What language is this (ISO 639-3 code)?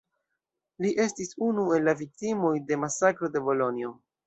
epo